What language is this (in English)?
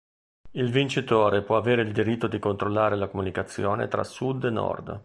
Italian